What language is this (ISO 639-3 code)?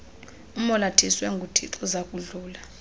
xho